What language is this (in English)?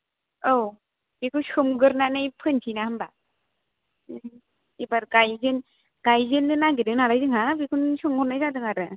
Bodo